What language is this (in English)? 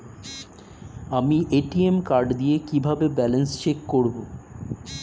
Bangla